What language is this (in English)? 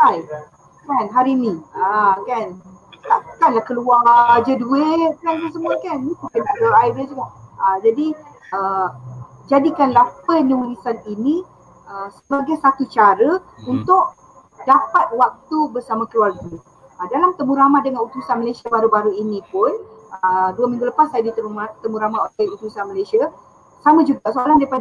Malay